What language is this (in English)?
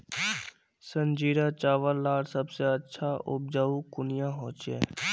Magahi